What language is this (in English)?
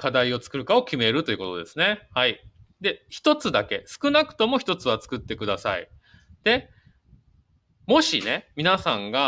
Japanese